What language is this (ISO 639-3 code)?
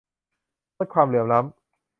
tha